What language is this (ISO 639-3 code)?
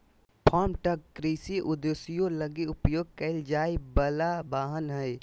mag